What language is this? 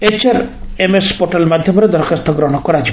Odia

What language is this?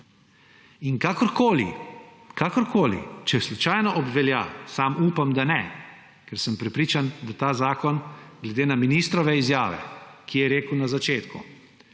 Slovenian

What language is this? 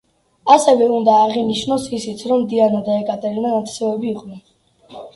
Georgian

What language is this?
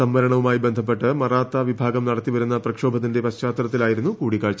Malayalam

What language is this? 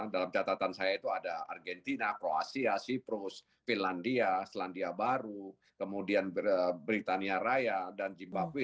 Indonesian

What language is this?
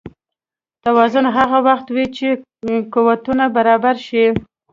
Pashto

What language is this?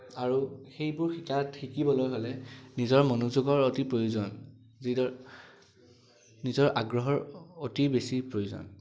Assamese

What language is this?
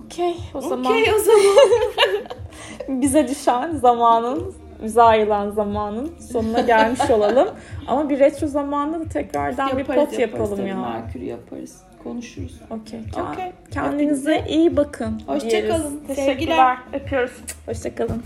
Turkish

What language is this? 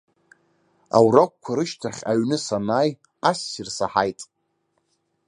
Abkhazian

